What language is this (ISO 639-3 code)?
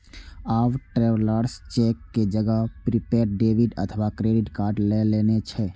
mai